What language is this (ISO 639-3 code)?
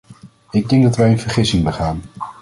nld